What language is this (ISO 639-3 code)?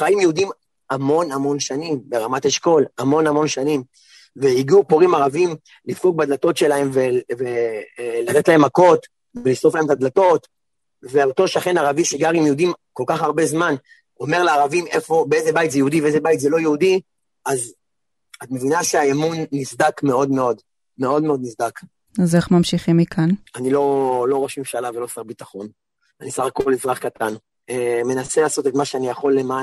heb